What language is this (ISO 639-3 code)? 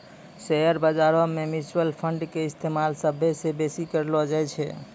mai